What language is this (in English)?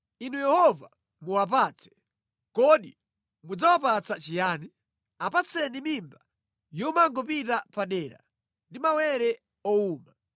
Nyanja